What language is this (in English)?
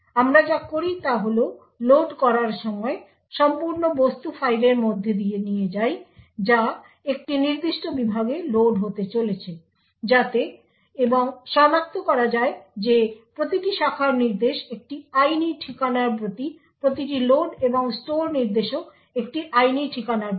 Bangla